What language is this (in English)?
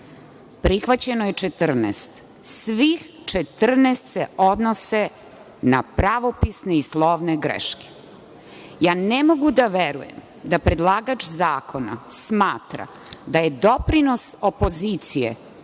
Serbian